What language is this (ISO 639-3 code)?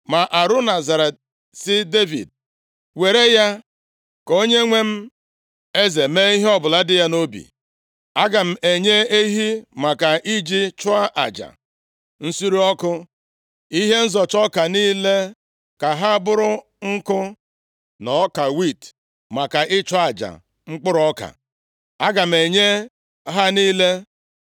ibo